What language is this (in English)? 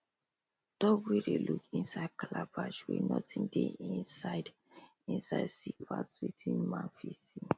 Nigerian Pidgin